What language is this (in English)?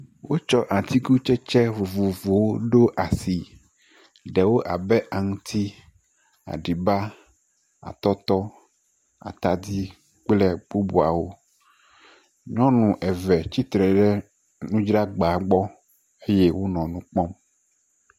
Ewe